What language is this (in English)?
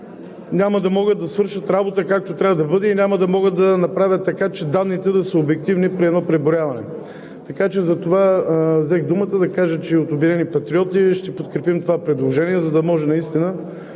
Bulgarian